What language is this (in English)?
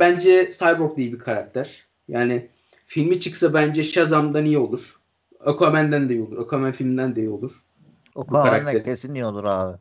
Turkish